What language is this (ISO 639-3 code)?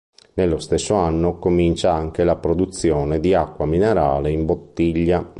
ita